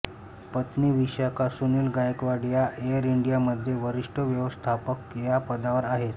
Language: Marathi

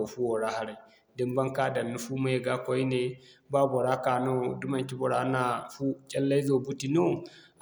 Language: Zarma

